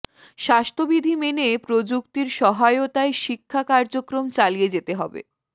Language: Bangla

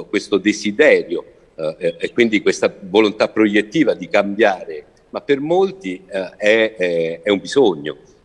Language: Italian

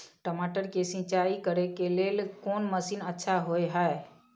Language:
Maithili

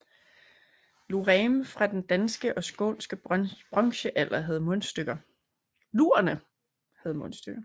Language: Danish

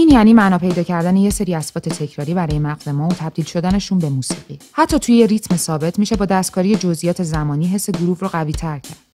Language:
Persian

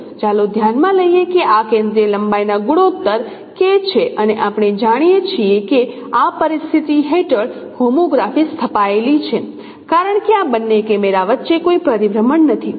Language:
Gujarati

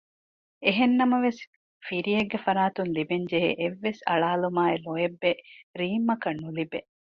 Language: Divehi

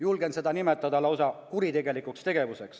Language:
Estonian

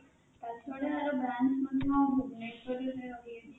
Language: Odia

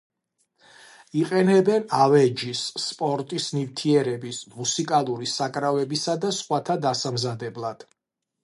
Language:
Georgian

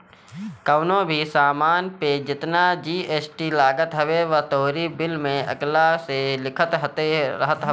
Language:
Bhojpuri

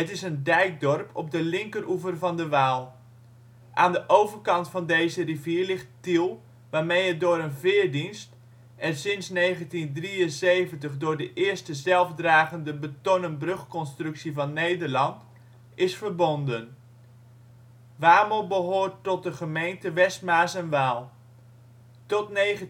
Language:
Dutch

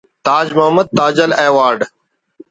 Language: Brahui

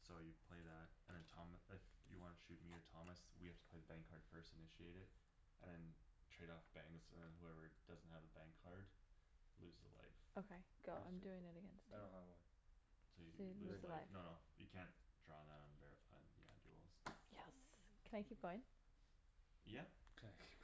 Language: English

